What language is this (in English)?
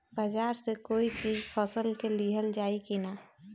Bhojpuri